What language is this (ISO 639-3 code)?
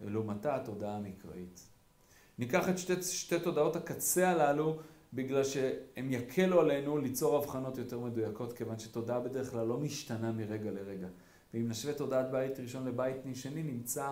heb